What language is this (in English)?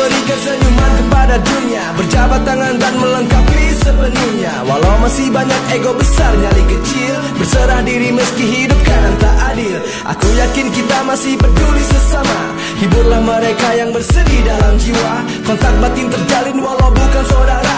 Indonesian